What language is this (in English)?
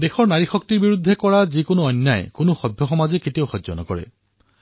Assamese